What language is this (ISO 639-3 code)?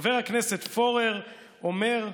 heb